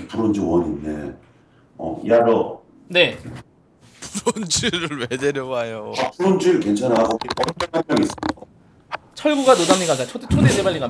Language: Korean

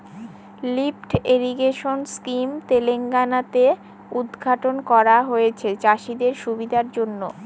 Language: Bangla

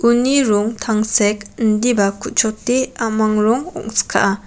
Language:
Garo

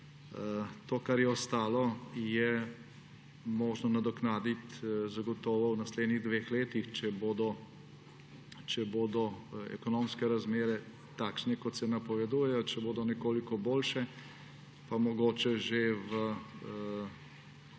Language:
Slovenian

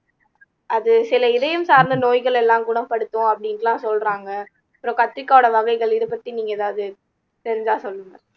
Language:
Tamil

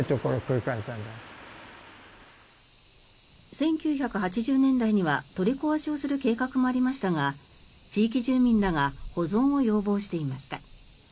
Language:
Japanese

